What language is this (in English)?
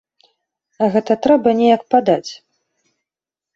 Belarusian